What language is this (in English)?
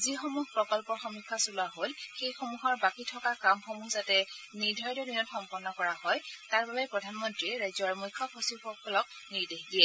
Assamese